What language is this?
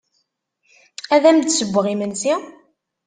Kabyle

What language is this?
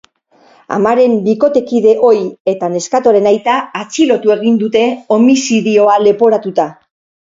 Basque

